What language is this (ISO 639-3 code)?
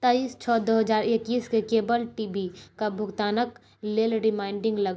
mai